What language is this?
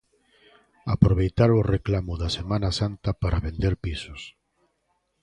Galician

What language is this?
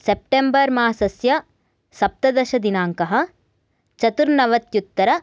Sanskrit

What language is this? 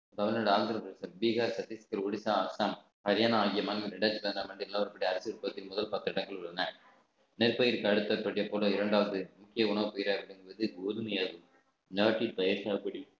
Tamil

